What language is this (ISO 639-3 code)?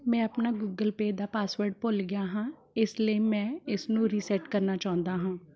pan